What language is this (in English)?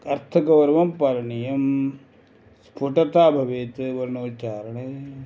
Sanskrit